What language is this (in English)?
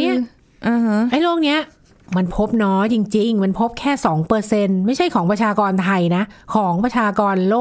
Thai